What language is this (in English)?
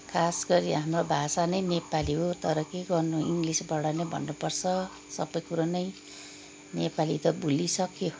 Nepali